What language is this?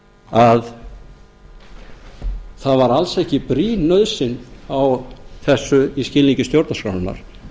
Icelandic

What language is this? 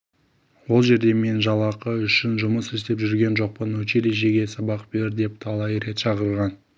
Kazakh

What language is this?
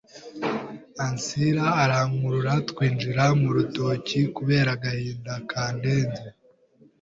Kinyarwanda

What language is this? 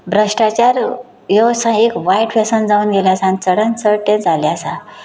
Konkani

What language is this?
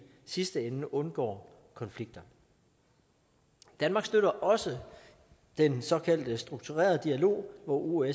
Danish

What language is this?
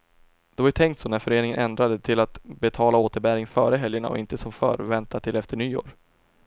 Swedish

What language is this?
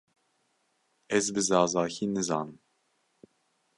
Kurdish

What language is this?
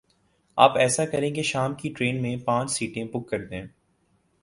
Urdu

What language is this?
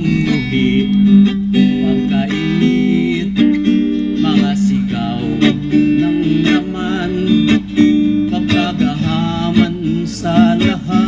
Filipino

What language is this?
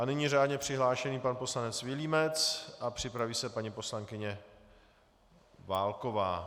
Czech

